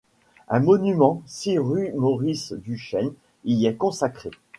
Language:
French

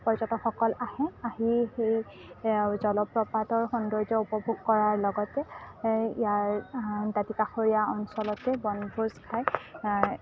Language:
Assamese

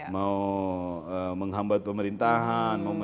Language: Indonesian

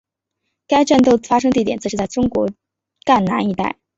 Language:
Chinese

